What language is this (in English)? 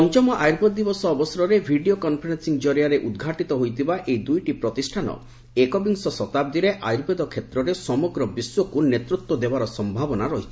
Odia